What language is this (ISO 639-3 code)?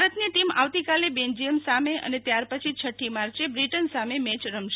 guj